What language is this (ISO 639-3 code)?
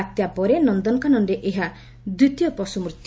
ori